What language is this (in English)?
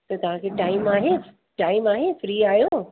Sindhi